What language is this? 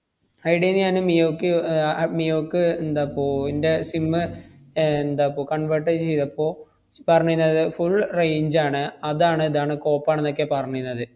Malayalam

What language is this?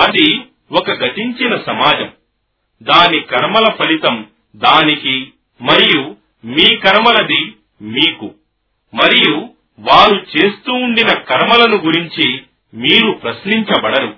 Telugu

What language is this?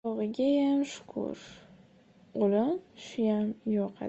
Uzbek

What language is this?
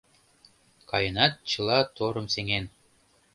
Mari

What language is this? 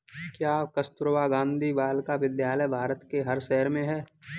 Hindi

